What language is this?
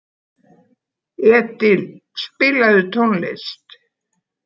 Icelandic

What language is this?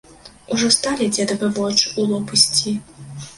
Belarusian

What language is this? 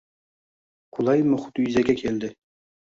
Uzbek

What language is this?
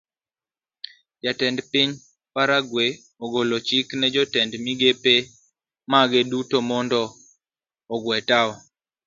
Luo (Kenya and Tanzania)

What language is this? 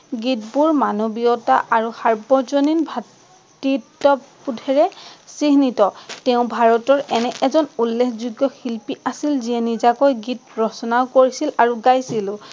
Assamese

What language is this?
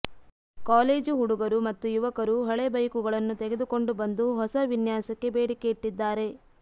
Kannada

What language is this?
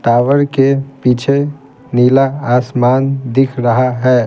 Hindi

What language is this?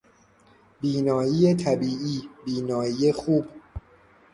Persian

